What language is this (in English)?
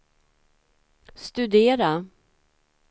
Swedish